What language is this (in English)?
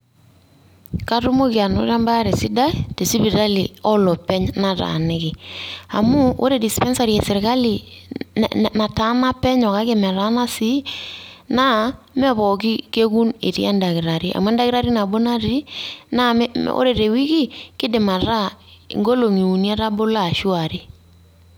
Masai